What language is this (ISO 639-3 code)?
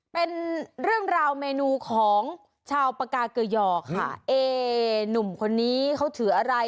tha